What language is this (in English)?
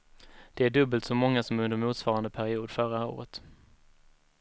Swedish